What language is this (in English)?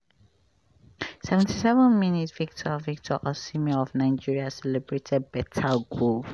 Nigerian Pidgin